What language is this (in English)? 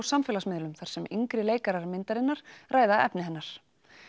Icelandic